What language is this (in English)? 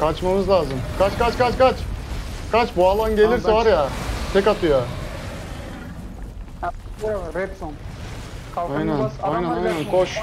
Turkish